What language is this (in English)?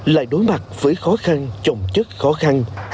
Vietnamese